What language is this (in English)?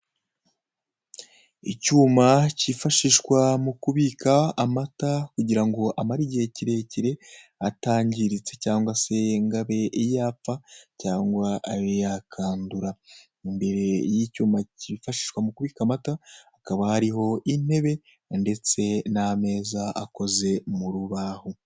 Kinyarwanda